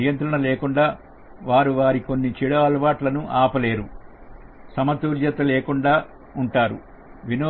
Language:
Telugu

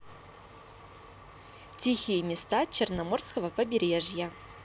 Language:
Russian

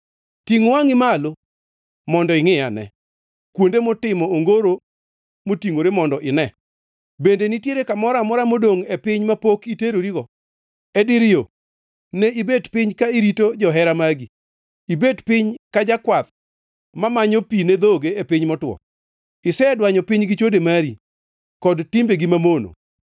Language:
Luo (Kenya and Tanzania)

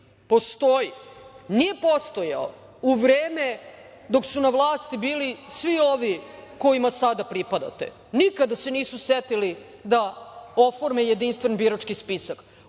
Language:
Serbian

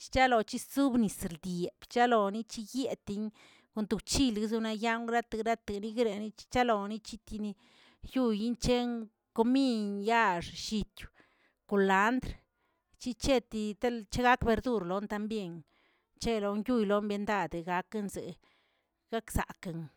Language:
Tilquiapan Zapotec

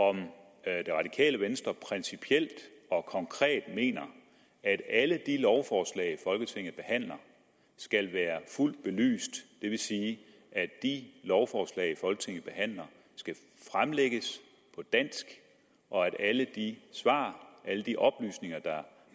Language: Danish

